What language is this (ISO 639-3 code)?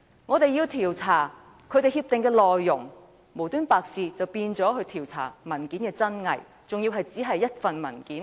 yue